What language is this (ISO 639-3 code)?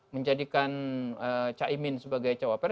ind